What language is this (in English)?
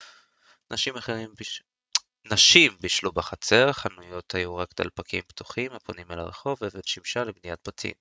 Hebrew